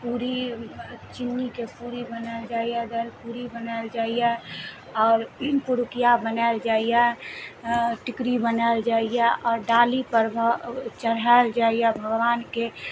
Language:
Maithili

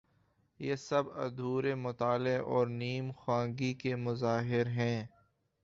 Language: Urdu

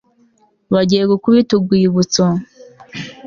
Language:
Kinyarwanda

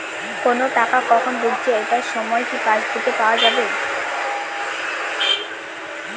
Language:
Bangla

